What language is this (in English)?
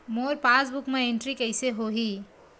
Chhattisgarhi